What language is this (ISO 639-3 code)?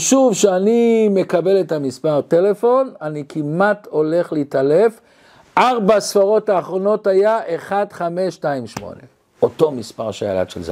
heb